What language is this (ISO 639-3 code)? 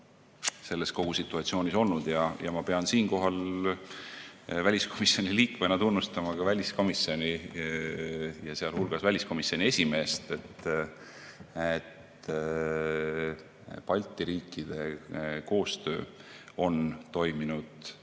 est